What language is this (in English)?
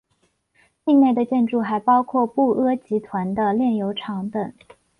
Chinese